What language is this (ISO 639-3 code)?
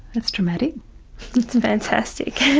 eng